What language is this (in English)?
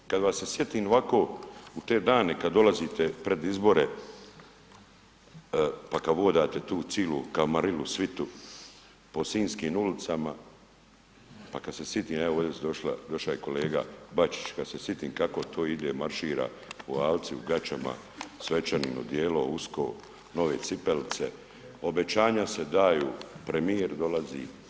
Croatian